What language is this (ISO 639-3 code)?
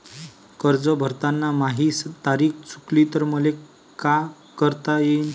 mar